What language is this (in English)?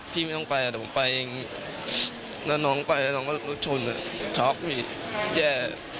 Thai